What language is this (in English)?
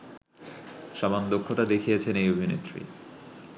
Bangla